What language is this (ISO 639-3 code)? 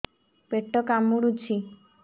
ori